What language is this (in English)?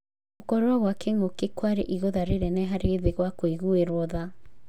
Kikuyu